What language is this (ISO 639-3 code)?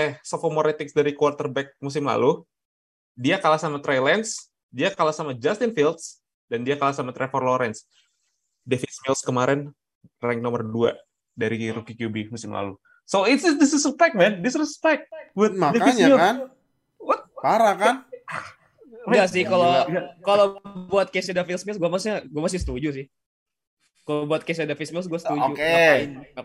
ind